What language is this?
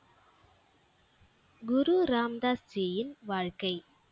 Tamil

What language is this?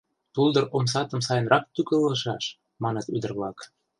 Mari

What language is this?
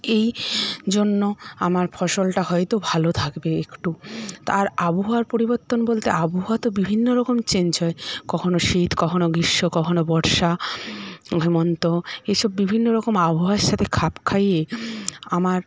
Bangla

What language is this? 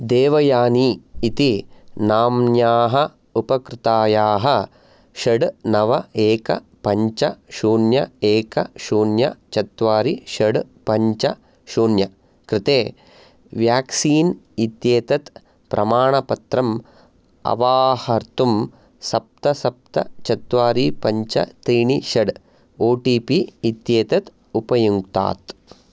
Sanskrit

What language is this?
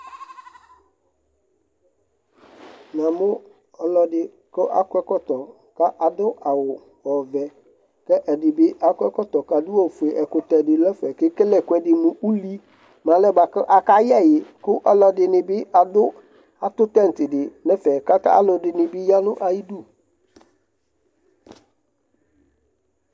Ikposo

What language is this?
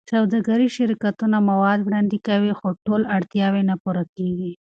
Pashto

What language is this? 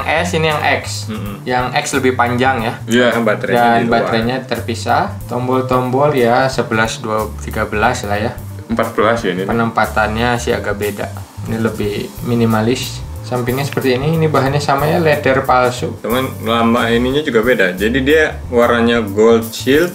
Indonesian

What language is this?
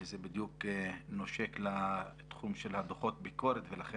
Hebrew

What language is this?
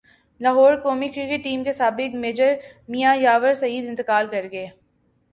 Urdu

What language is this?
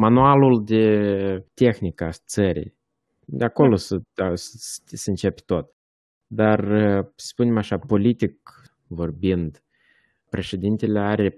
Romanian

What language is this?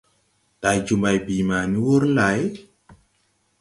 Tupuri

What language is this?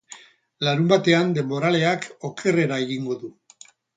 Basque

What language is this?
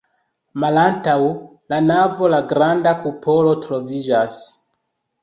Esperanto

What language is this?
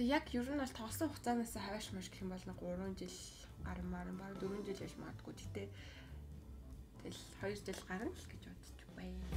Turkish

